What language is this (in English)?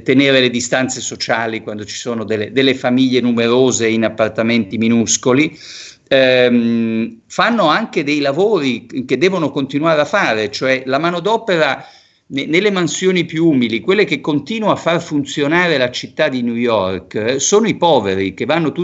Italian